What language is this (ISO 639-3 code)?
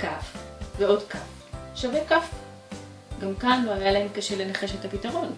heb